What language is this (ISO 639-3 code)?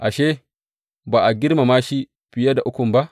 hau